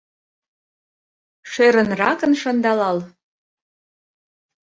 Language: Mari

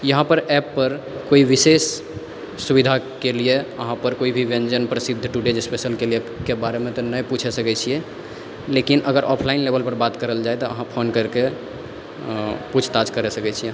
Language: Maithili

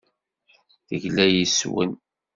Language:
Kabyle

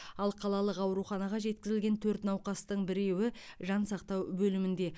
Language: Kazakh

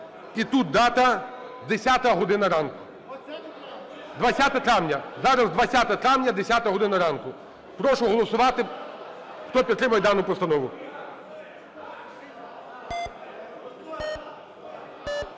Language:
Ukrainian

